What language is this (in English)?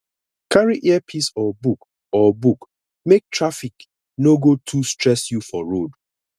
Nigerian Pidgin